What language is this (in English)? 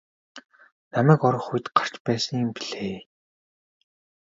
Mongolian